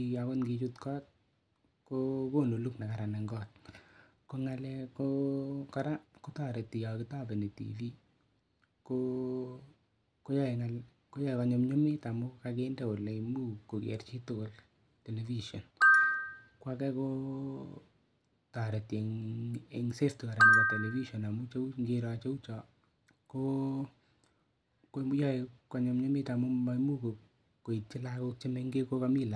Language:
Kalenjin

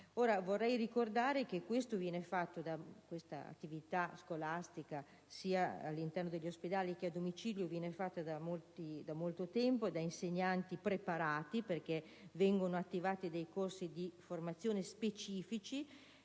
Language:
Italian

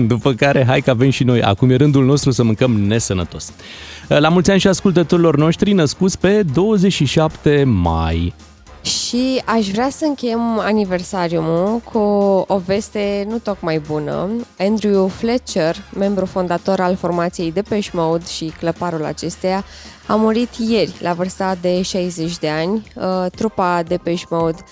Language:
Romanian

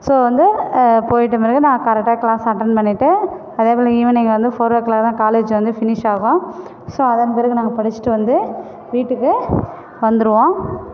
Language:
Tamil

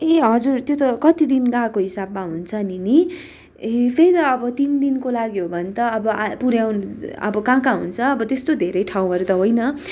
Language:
Nepali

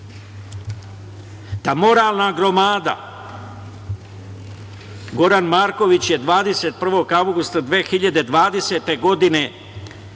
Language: Serbian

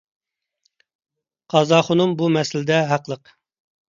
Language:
Uyghur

